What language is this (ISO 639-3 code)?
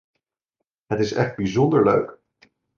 nld